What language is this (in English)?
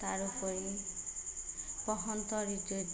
Assamese